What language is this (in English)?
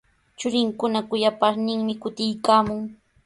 Sihuas Ancash Quechua